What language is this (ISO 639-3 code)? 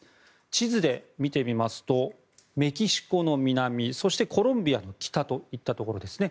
jpn